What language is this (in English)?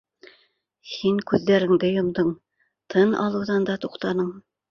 Bashkir